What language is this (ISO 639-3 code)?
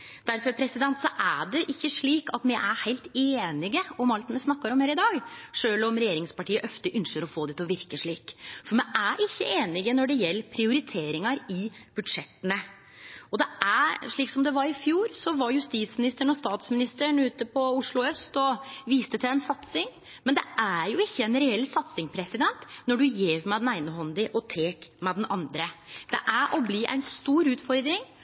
nno